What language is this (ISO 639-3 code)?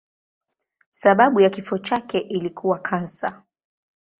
swa